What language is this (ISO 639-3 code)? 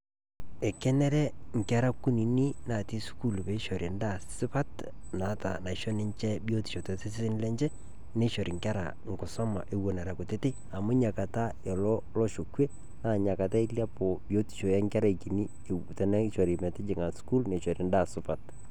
mas